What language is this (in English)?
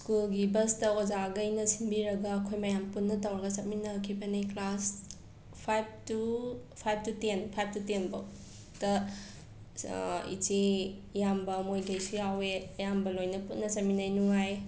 Manipuri